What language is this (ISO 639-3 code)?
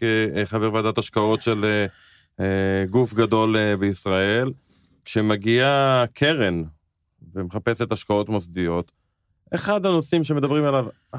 heb